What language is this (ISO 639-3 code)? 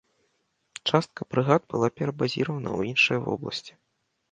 bel